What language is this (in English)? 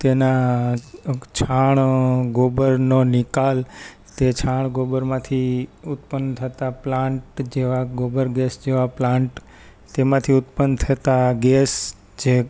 Gujarati